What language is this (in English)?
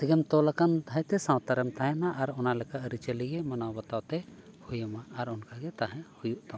Santali